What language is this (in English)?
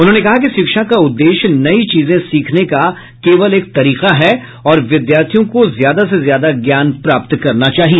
Hindi